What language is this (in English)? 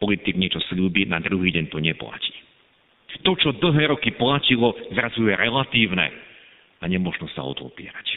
Slovak